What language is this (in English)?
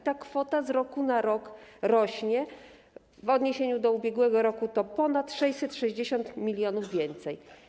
Polish